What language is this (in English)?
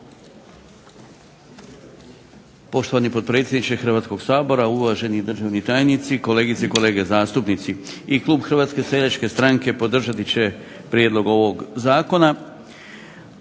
Croatian